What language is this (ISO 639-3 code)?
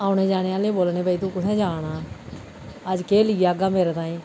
doi